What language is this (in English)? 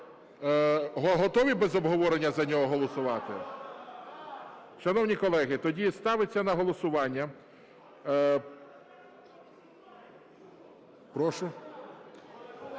Ukrainian